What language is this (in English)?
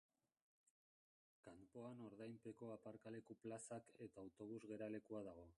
Basque